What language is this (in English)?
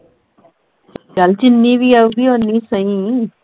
Punjabi